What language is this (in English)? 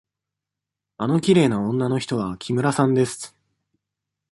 Japanese